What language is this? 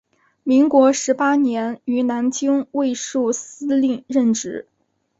Chinese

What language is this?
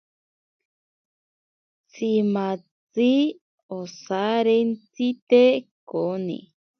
Ashéninka Perené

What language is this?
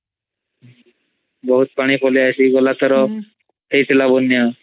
Odia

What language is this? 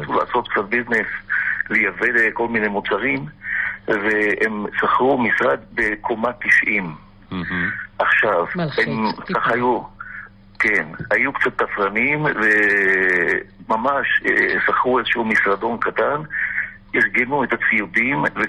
Hebrew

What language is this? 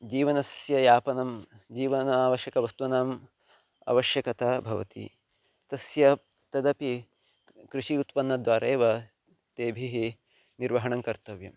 Sanskrit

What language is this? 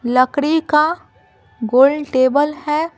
Hindi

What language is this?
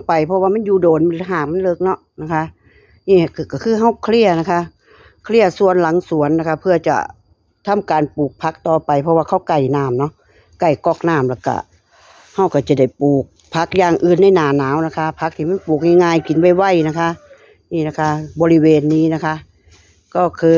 Thai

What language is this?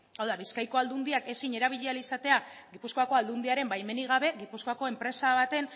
Basque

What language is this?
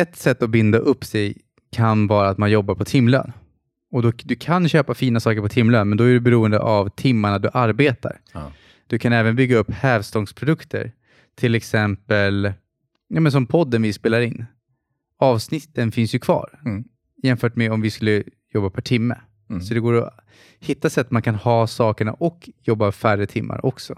Swedish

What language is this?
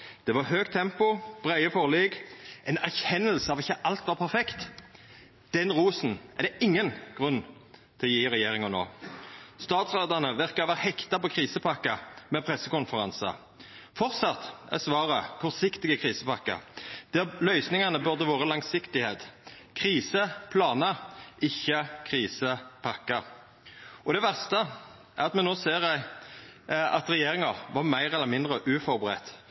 Norwegian Nynorsk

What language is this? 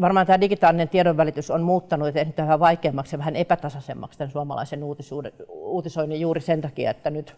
Finnish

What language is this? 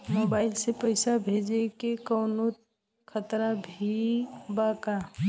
Bhojpuri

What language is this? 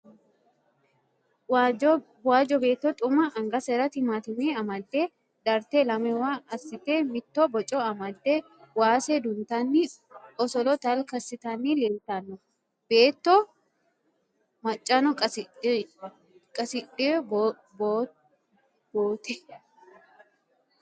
Sidamo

